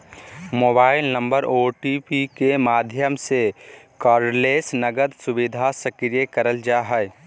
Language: Magahi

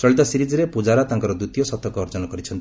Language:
Odia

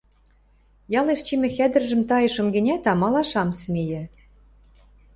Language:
Western Mari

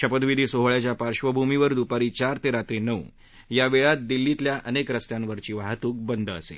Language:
Marathi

